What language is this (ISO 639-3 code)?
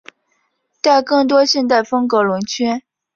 zho